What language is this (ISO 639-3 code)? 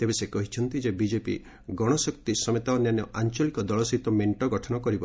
ori